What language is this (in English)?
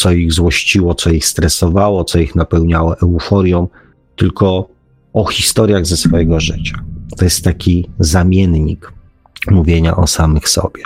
Polish